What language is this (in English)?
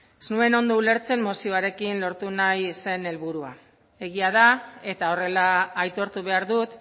Basque